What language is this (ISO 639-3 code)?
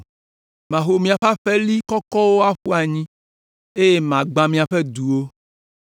ewe